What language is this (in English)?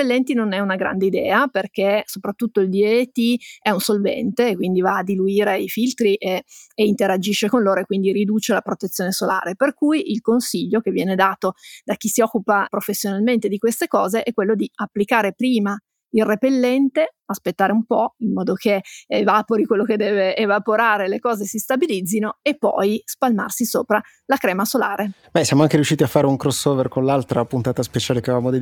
Italian